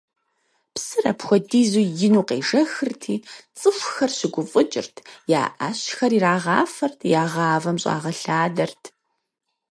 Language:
Kabardian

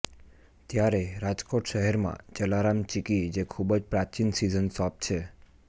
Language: Gujarati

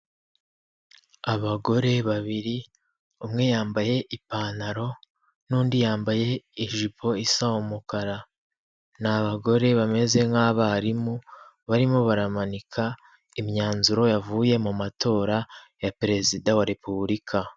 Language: Kinyarwanda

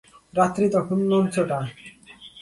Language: Bangla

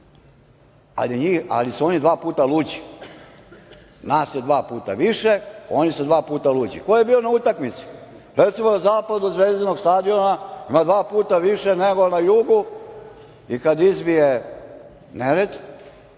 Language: Serbian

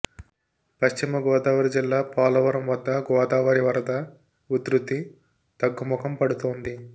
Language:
Telugu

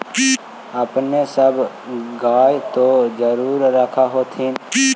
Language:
Magahi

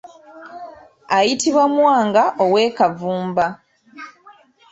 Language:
Ganda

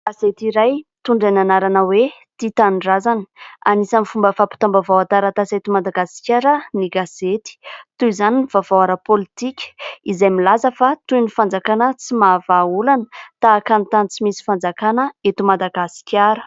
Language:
Malagasy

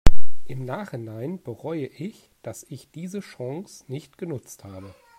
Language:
German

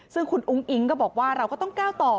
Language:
Thai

